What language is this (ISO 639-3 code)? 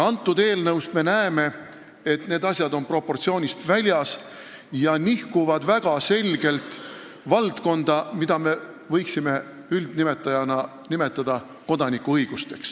est